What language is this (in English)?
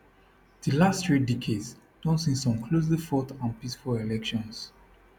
Nigerian Pidgin